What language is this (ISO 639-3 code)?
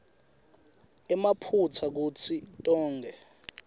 ssw